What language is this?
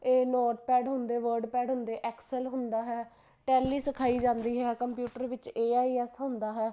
Punjabi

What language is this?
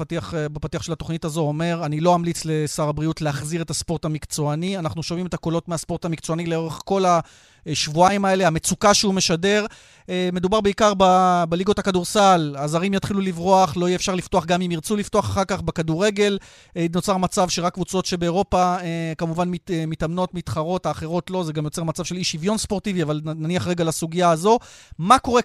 Hebrew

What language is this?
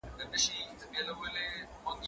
Pashto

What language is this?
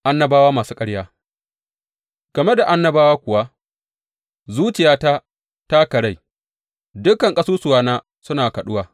Hausa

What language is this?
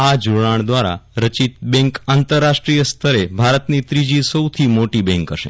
Gujarati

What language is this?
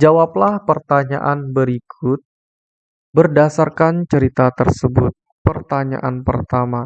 Indonesian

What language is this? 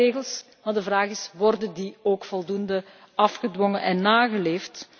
Dutch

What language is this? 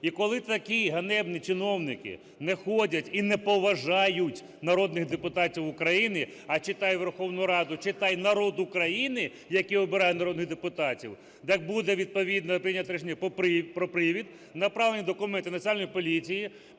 Ukrainian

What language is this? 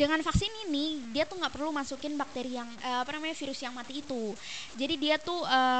Indonesian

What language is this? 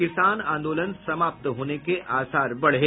Hindi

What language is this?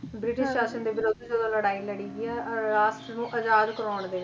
Punjabi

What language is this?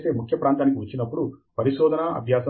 Telugu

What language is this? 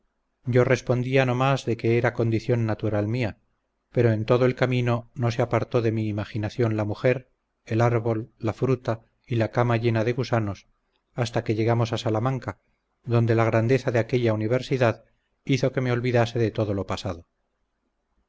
Spanish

